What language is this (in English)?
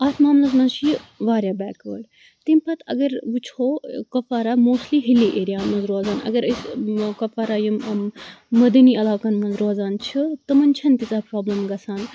Kashmiri